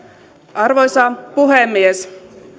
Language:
Finnish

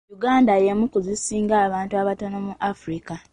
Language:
Ganda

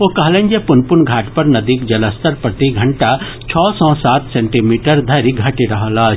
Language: Maithili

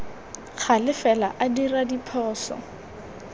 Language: Tswana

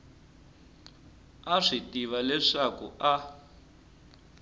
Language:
Tsonga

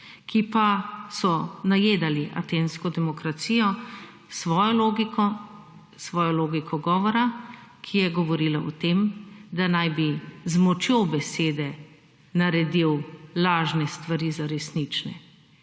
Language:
Slovenian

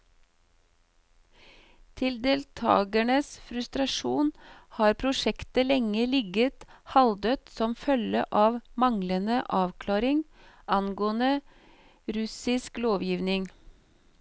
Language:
Norwegian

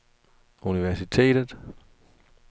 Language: Danish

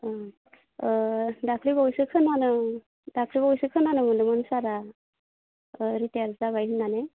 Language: Bodo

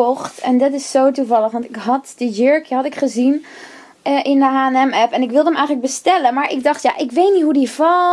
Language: Dutch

